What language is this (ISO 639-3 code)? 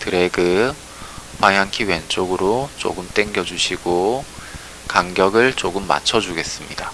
kor